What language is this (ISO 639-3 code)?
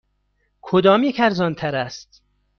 fas